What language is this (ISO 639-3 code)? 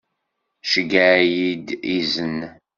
kab